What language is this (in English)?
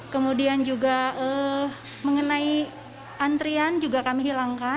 Indonesian